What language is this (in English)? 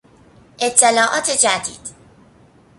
Persian